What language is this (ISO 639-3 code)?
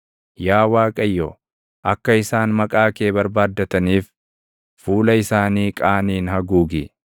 orm